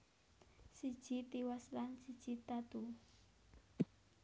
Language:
Javanese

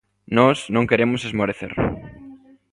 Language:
Galician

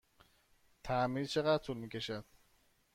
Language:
Persian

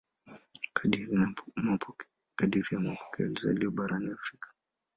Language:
Swahili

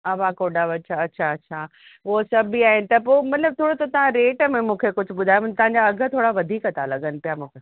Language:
Sindhi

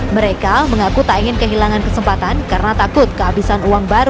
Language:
Indonesian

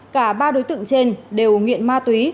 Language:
Vietnamese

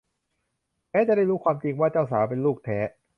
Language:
Thai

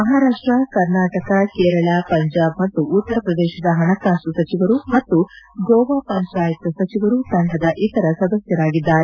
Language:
Kannada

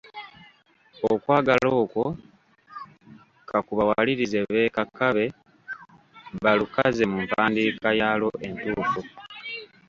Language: Ganda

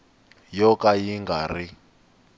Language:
Tsonga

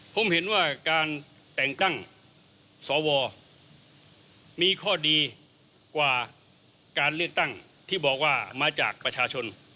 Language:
Thai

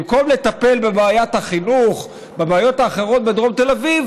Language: Hebrew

